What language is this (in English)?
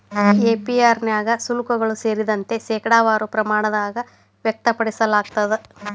Kannada